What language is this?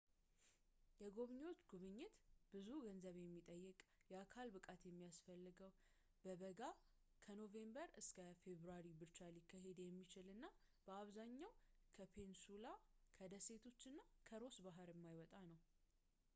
Amharic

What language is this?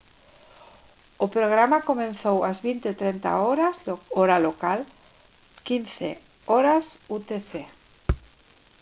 Galician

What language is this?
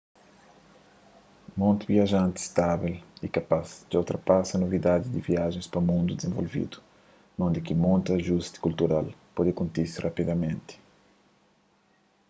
Kabuverdianu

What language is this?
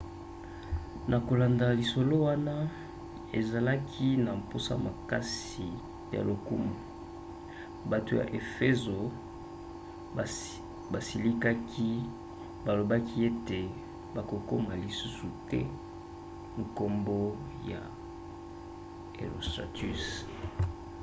Lingala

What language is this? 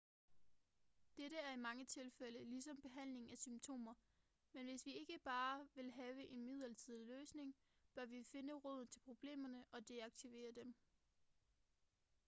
Danish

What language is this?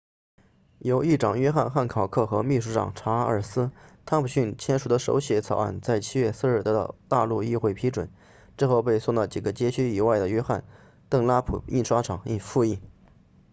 Chinese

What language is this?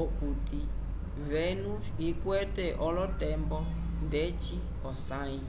Umbundu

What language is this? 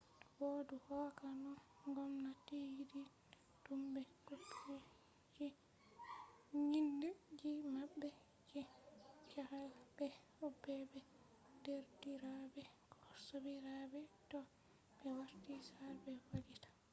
Fula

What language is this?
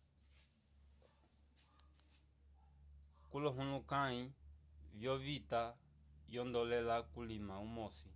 Umbundu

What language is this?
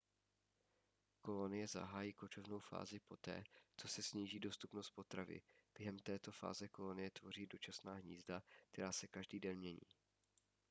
Czech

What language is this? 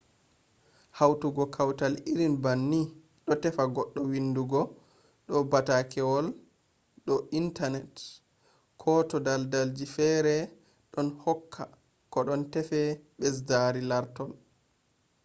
Fula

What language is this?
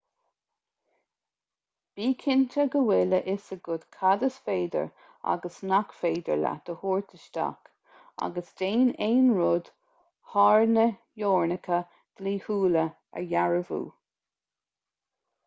Irish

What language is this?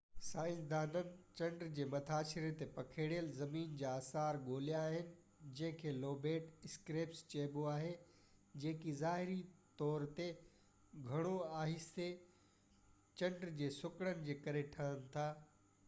Sindhi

